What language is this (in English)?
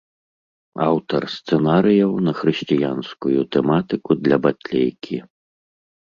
Belarusian